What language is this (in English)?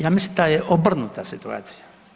Croatian